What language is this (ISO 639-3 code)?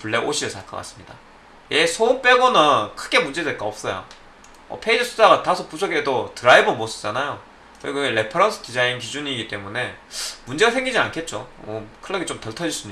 kor